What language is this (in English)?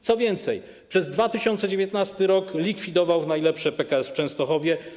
Polish